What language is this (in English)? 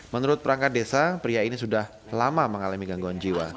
Indonesian